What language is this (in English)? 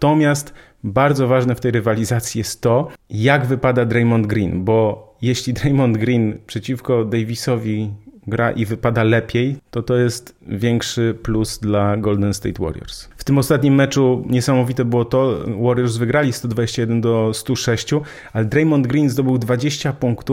Polish